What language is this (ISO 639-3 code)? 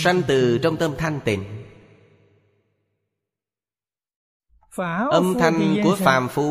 vie